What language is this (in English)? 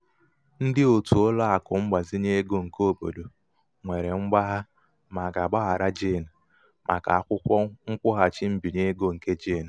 Igbo